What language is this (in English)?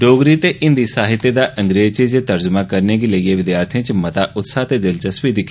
Dogri